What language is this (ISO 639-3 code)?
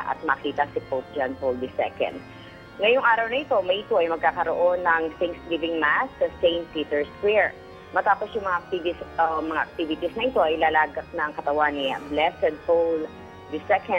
fil